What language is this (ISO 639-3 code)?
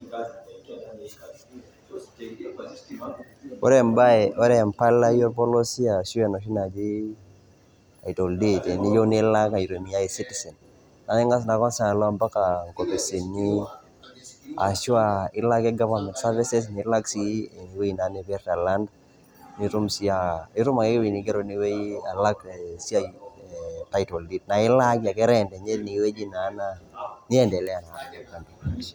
mas